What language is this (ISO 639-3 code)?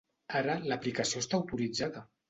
cat